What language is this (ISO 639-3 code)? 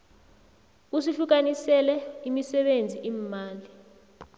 nbl